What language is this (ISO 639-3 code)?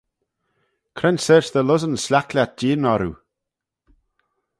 glv